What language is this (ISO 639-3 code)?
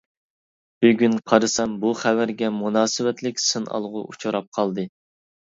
uig